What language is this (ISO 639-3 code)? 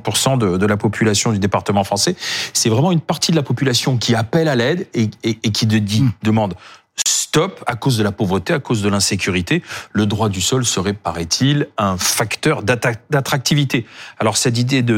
fra